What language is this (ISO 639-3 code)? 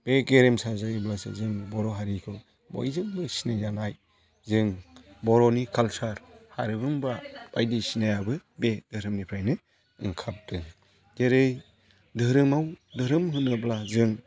brx